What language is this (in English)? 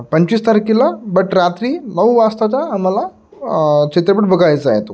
Marathi